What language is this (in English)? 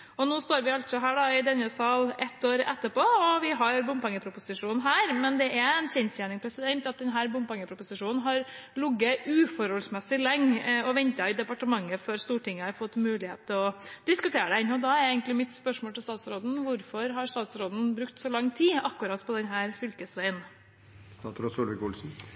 Norwegian Bokmål